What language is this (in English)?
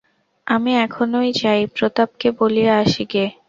Bangla